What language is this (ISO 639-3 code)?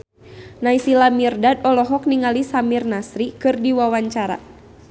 sun